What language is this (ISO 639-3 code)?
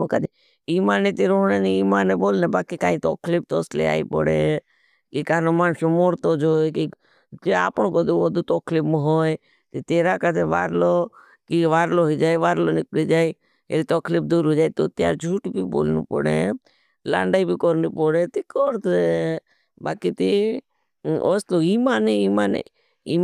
bhb